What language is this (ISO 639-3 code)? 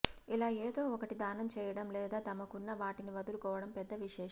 tel